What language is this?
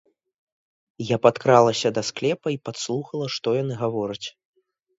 Belarusian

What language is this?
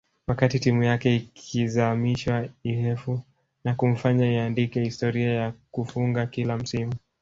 Swahili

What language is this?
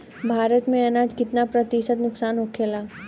Bhojpuri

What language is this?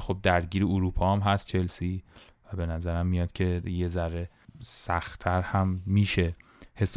Persian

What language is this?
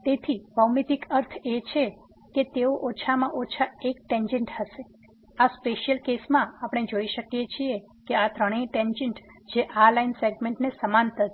Gujarati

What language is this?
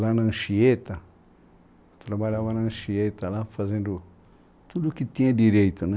Portuguese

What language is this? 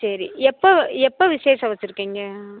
Tamil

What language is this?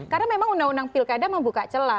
Indonesian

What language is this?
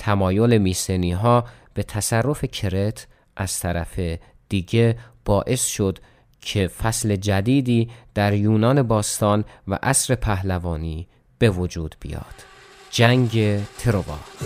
Persian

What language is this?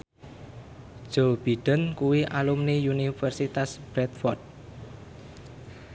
Javanese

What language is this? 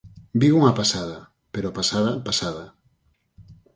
Galician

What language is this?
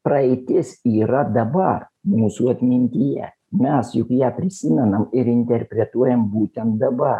Lithuanian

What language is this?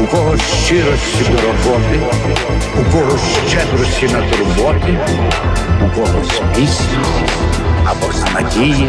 Ukrainian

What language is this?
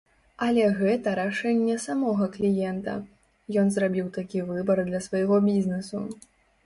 Belarusian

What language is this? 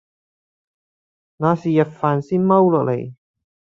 Cantonese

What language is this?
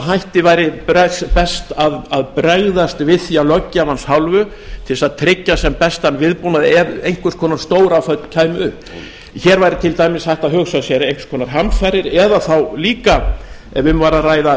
Icelandic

